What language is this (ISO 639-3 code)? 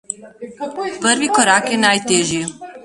slv